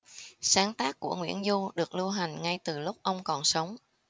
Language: Vietnamese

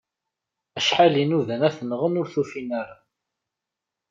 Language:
Kabyle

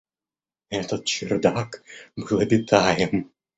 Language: Russian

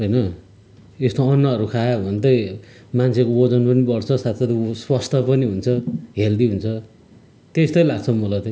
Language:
Nepali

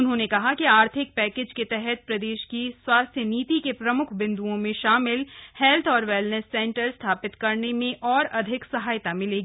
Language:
Hindi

